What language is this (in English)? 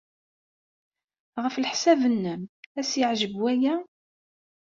Kabyle